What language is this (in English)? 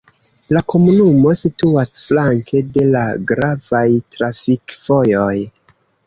Esperanto